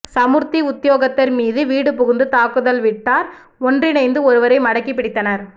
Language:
Tamil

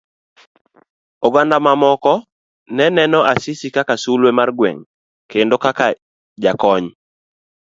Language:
Luo (Kenya and Tanzania)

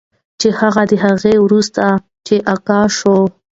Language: Pashto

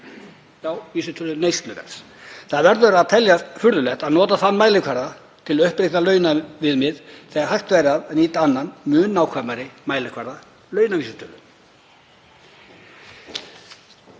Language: Icelandic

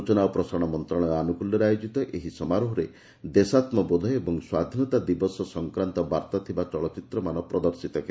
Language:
Odia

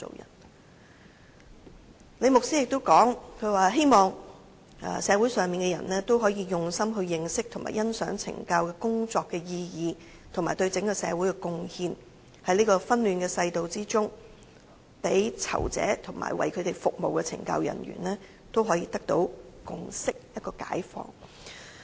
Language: Cantonese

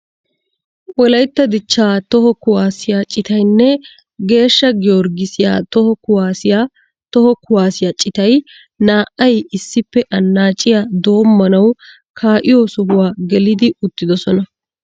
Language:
Wolaytta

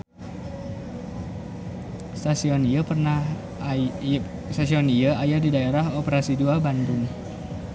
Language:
Sundanese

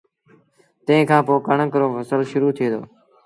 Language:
Sindhi Bhil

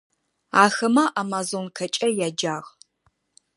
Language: Adyghe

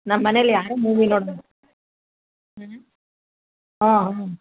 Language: Kannada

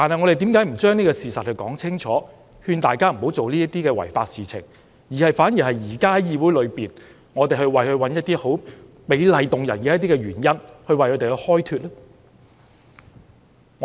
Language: Cantonese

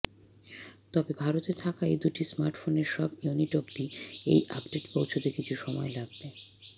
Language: Bangla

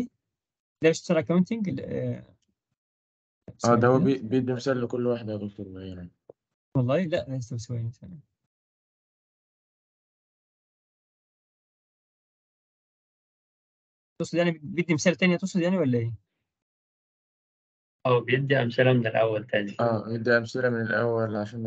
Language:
Arabic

